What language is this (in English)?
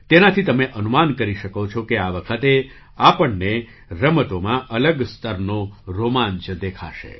Gujarati